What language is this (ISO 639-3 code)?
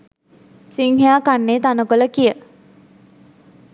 sin